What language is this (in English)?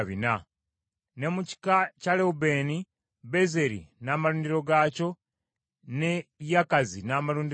Ganda